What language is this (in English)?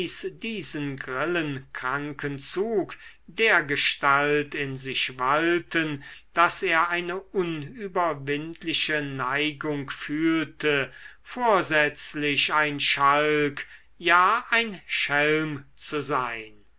German